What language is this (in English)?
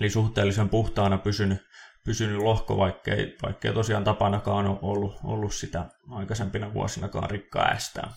Finnish